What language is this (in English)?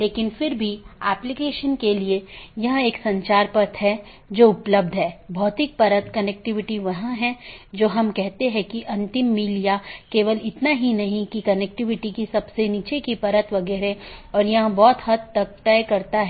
Hindi